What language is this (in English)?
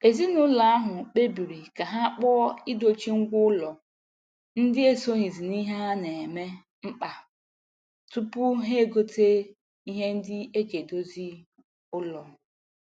Igbo